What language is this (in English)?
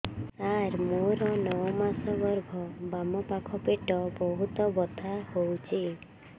Odia